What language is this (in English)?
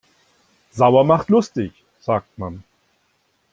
German